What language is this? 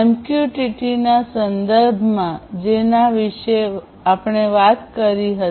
Gujarati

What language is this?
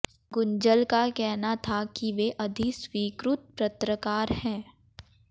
Hindi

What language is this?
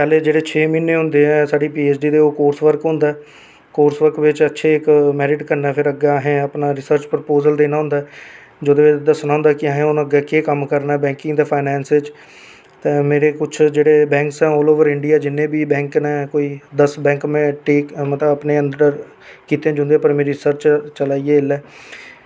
Dogri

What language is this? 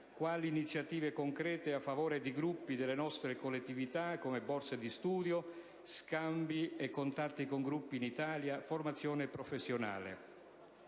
Italian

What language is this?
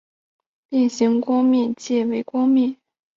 Chinese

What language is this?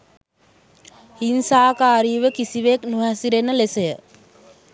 Sinhala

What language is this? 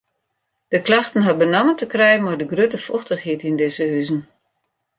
Western Frisian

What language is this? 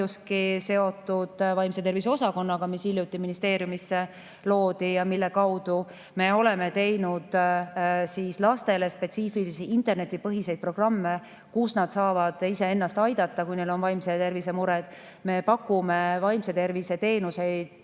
Estonian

